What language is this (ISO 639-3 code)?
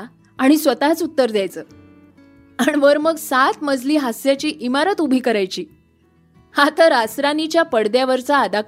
mar